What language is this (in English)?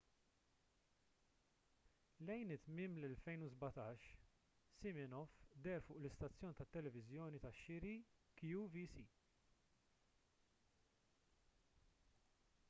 Maltese